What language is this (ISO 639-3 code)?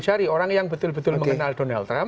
ind